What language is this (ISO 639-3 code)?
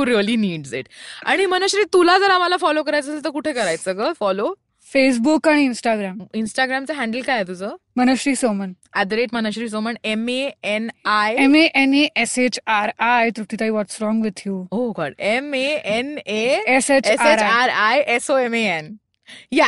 mar